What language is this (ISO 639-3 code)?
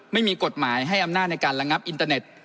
tha